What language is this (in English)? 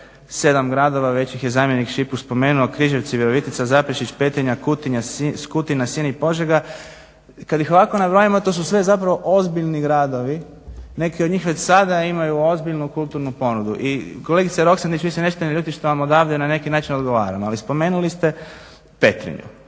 Croatian